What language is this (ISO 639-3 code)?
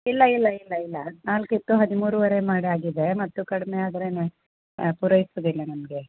kan